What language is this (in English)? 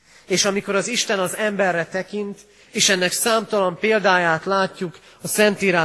Hungarian